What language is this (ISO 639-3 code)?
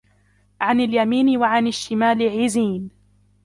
ara